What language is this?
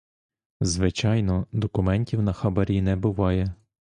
Ukrainian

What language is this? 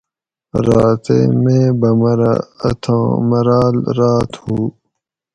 Gawri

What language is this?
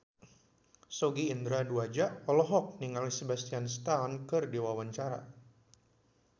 Sundanese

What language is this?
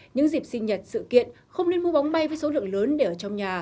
Vietnamese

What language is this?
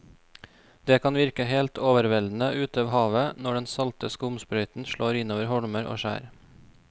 Norwegian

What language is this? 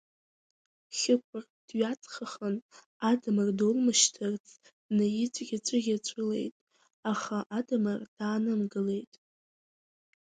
Abkhazian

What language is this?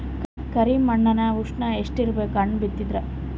Kannada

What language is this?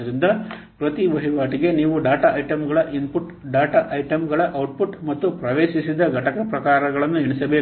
Kannada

